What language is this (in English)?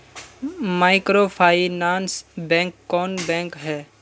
Magahi